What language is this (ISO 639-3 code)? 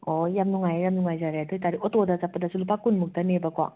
mni